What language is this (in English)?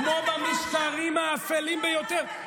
Hebrew